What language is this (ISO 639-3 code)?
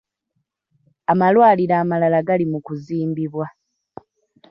lug